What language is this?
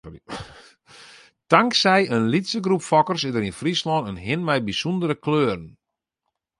Western Frisian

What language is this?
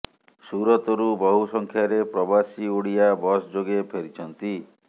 Odia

